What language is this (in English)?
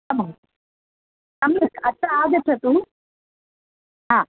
Sanskrit